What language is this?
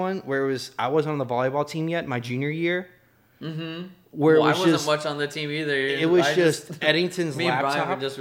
English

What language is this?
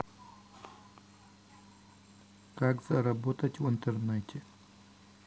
Russian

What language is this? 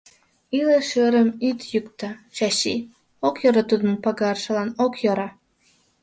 Mari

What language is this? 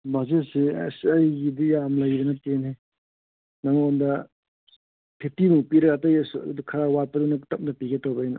Manipuri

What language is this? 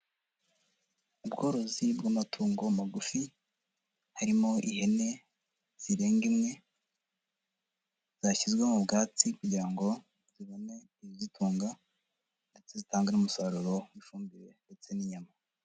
Kinyarwanda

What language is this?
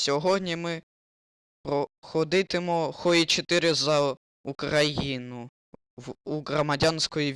Georgian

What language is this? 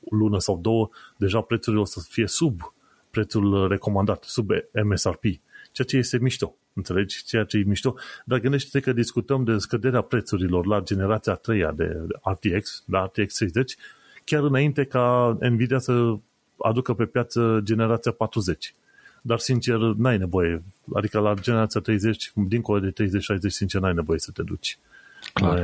Romanian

